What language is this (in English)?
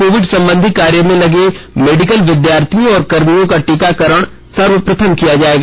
Hindi